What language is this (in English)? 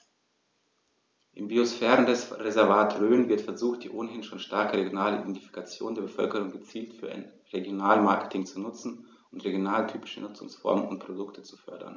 German